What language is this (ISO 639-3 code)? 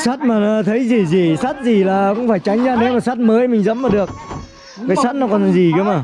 vie